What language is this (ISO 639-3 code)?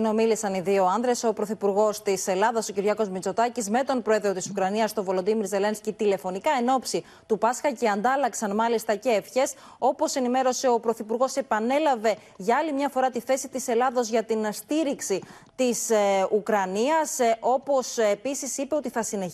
ell